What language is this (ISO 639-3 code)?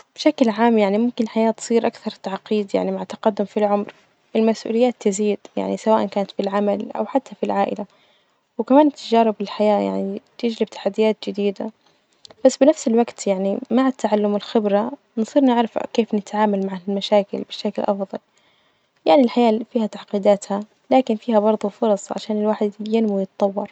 ars